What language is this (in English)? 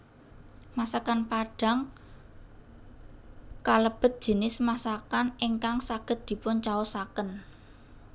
Javanese